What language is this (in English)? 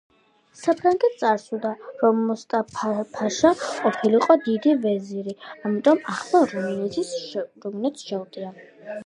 Georgian